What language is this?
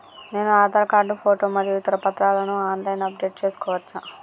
Telugu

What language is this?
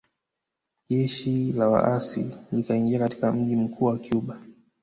Swahili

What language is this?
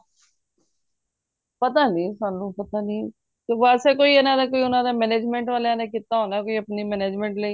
Punjabi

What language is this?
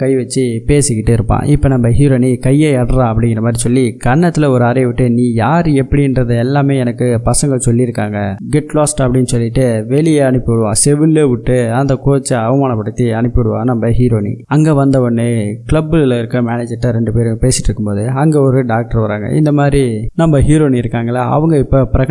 Tamil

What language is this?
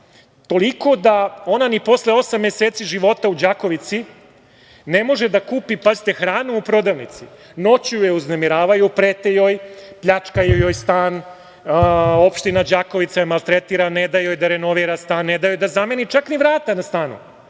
Serbian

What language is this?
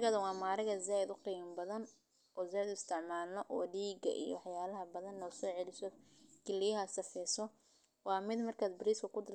Somali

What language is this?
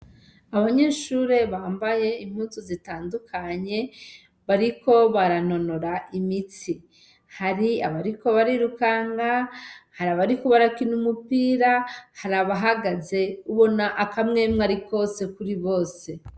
Rundi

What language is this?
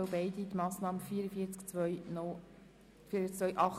Swiss German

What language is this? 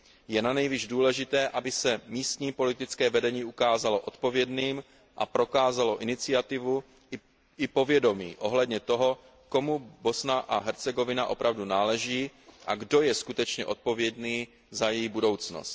Czech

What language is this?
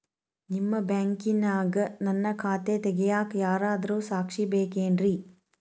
Kannada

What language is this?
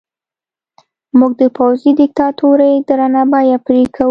Pashto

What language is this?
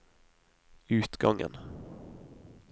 Norwegian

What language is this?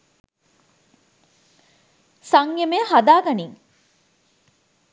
Sinhala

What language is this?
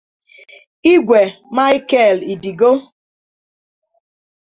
Igbo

